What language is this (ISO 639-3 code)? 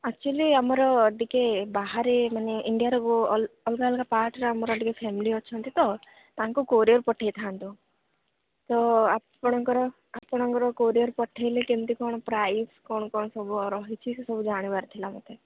ori